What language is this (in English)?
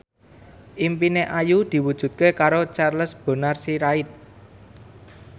Javanese